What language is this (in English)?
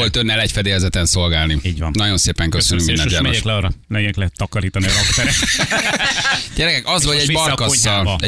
Hungarian